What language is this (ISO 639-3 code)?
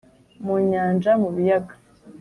kin